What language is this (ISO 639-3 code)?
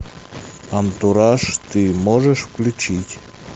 rus